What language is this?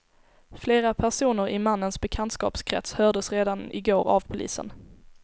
Swedish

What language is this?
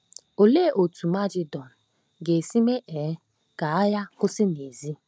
Igbo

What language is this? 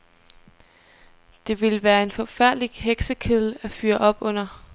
Danish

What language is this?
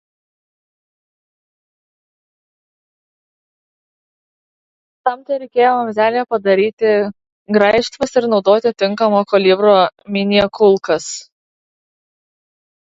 Lithuanian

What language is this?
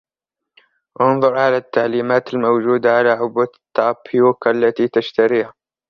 Arabic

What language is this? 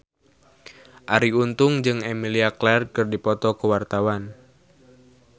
Sundanese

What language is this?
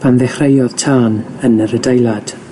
Welsh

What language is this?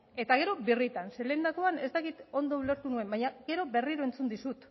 Basque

